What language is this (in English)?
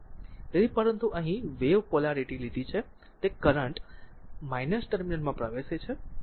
Gujarati